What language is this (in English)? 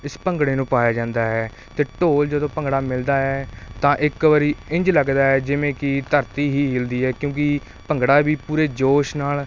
Punjabi